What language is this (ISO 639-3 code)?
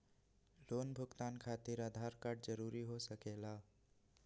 mag